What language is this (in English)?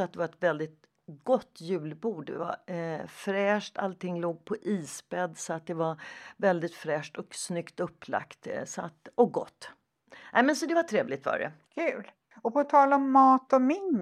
Swedish